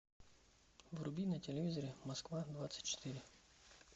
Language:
Russian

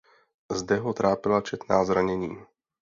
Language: Czech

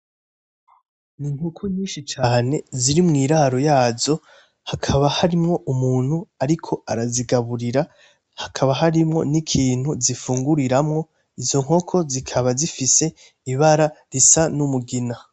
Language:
Rundi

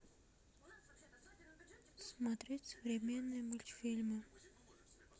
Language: Russian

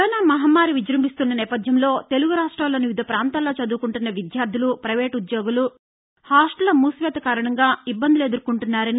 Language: Telugu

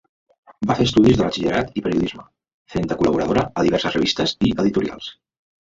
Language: Catalan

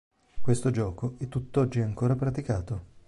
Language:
Italian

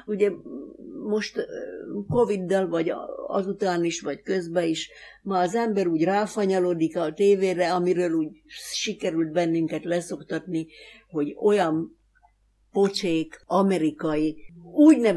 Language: Hungarian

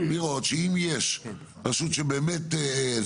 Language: Hebrew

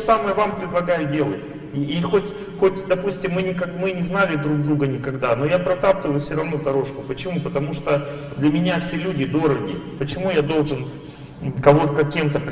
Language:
Russian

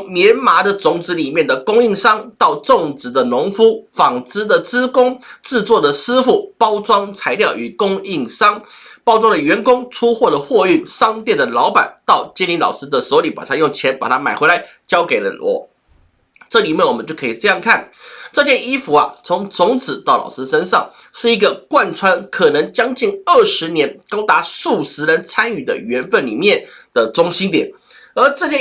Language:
Chinese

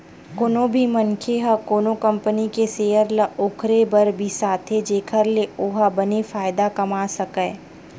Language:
Chhattisgarhi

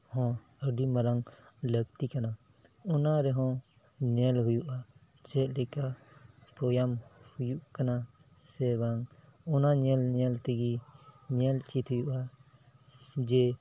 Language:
Santali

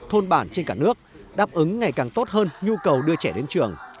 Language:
Vietnamese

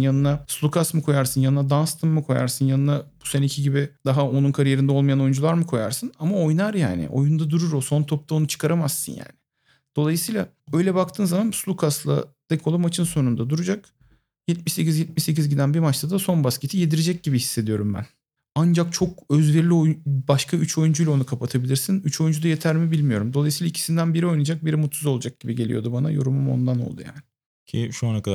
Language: Turkish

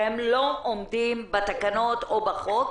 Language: Hebrew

